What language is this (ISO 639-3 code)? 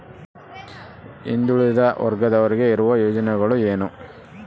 kan